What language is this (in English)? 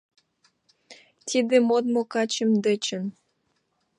Mari